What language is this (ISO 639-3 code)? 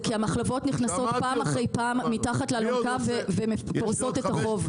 heb